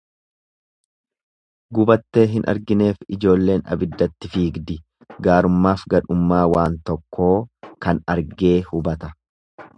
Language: Oromo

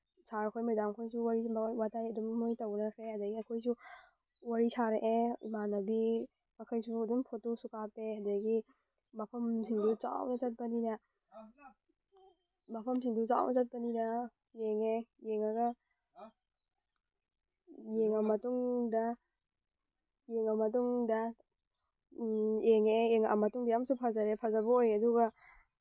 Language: Manipuri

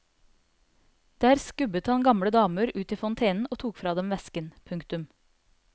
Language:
Norwegian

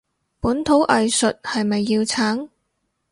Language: Cantonese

